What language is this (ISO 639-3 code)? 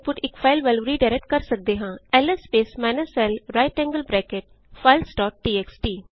pan